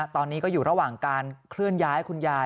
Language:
Thai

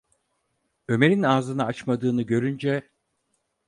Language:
Turkish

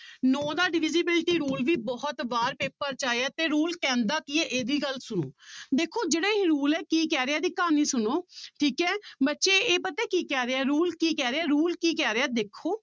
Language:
Punjabi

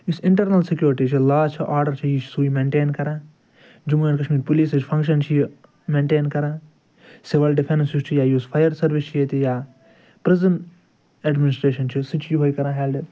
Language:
Kashmiri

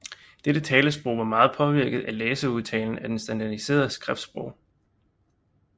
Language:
Danish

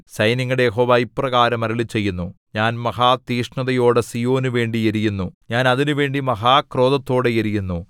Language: Malayalam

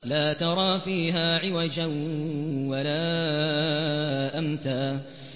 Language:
Arabic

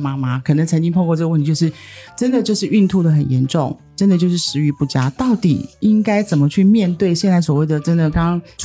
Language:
Chinese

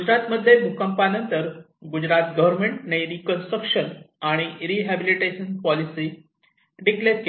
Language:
Marathi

